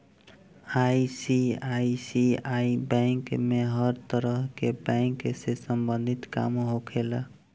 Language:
Bhojpuri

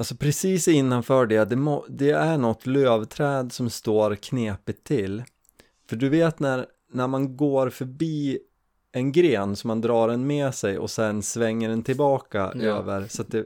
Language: Swedish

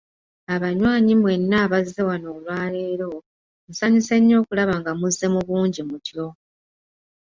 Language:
Ganda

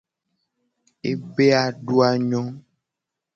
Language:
Gen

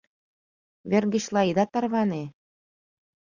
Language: Mari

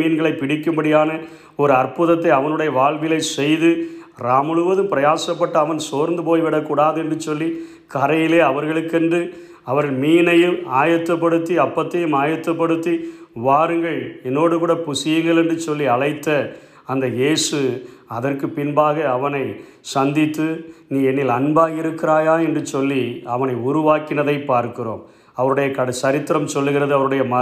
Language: Tamil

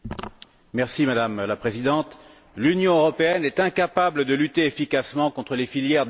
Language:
French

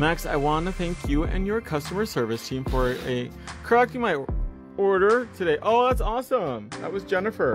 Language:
English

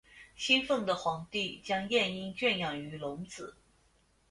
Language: Chinese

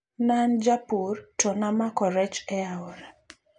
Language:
Luo (Kenya and Tanzania)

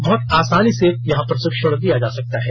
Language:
Hindi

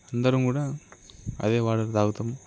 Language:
Telugu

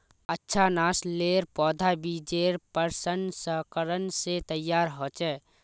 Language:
Magahi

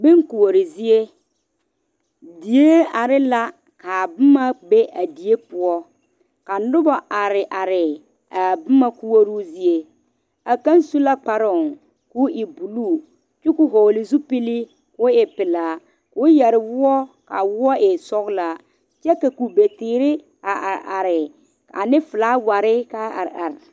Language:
Southern Dagaare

